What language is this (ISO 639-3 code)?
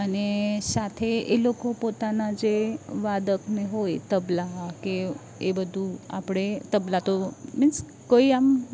guj